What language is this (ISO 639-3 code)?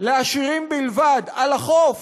heb